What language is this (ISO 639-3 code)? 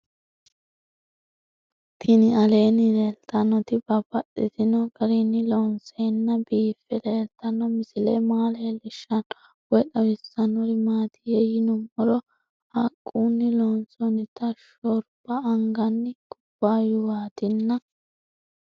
sid